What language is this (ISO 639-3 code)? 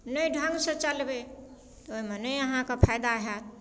mai